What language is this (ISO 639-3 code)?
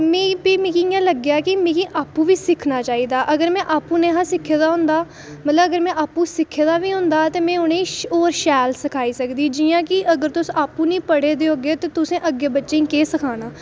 doi